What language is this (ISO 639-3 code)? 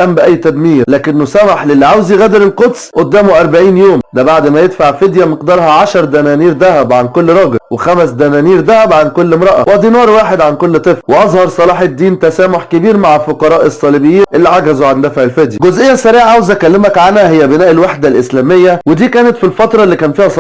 ara